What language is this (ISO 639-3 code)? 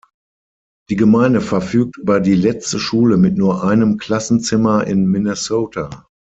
deu